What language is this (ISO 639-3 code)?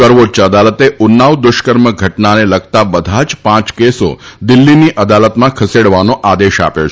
guj